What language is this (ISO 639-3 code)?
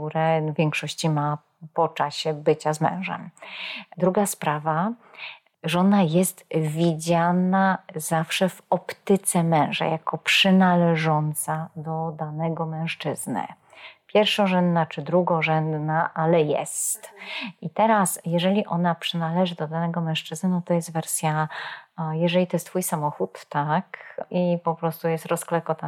pol